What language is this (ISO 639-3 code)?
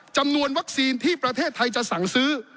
tha